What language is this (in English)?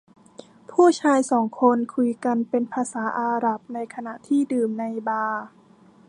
Thai